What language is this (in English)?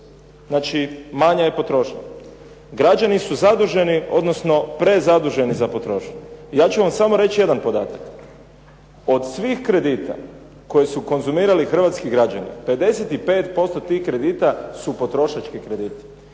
Croatian